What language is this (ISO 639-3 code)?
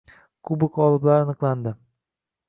uzb